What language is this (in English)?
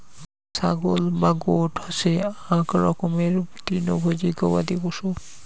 Bangla